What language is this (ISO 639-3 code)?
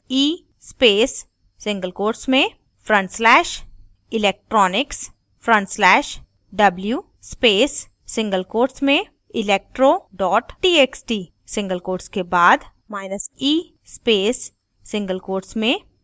hin